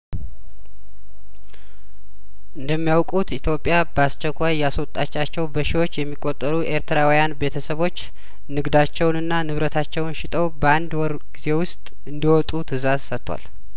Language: Amharic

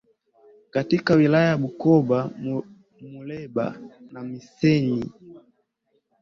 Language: Swahili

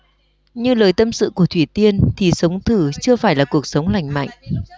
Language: Vietnamese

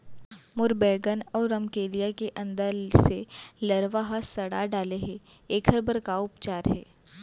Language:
Chhattisgarhi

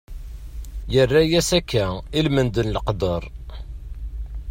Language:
Kabyle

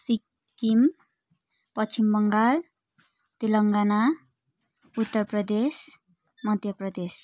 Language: Nepali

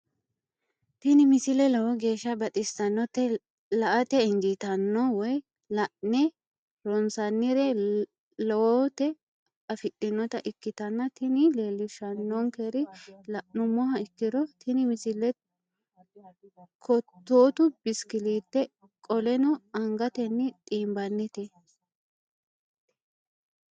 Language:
Sidamo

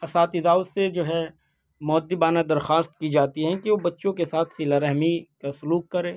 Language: Urdu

